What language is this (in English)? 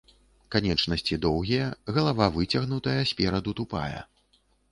Belarusian